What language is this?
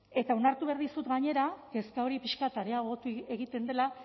Basque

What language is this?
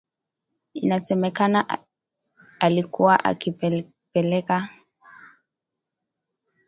Swahili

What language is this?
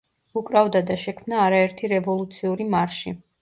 Georgian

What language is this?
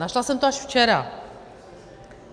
Czech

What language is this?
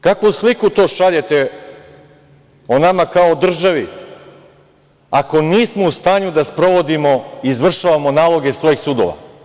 Serbian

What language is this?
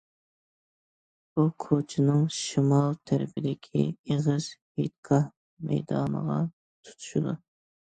Uyghur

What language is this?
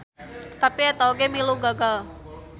Sundanese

